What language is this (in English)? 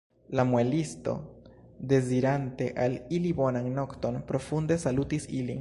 Esperanto